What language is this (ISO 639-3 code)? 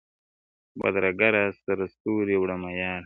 pus